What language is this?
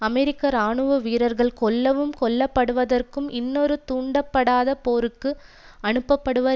Tamil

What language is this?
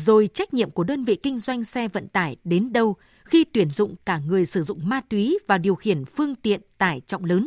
Vietnamese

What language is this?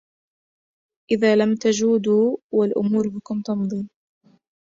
Arabic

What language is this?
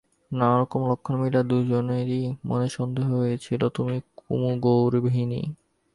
Bangla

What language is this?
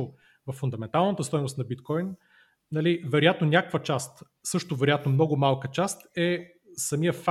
Bulgarian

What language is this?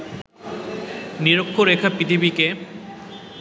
Bangla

